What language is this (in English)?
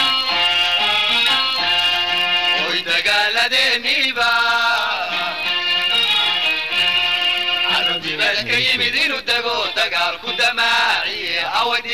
Spanish